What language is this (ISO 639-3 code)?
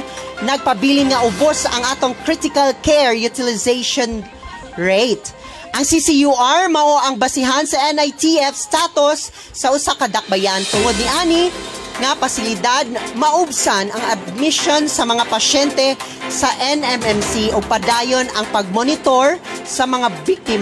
fil